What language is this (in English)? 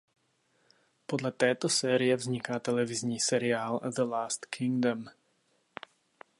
Czech